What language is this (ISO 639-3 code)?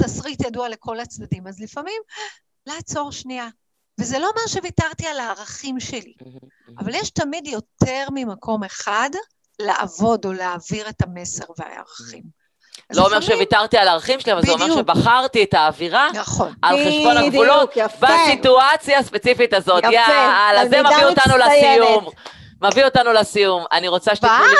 heb